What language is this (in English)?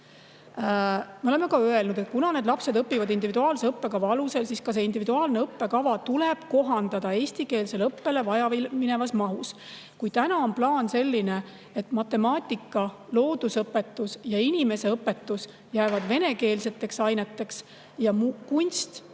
Estonian